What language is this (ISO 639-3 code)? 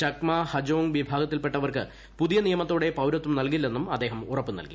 mal